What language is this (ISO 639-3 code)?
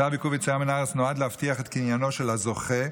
heb